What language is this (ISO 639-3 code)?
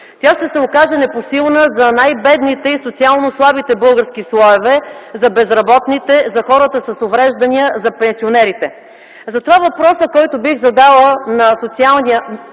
bul